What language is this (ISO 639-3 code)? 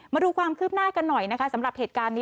tha